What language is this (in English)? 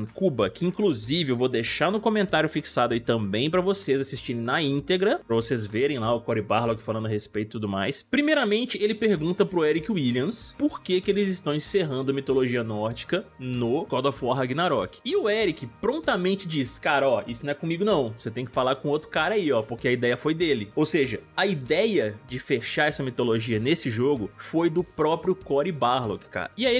Portuguese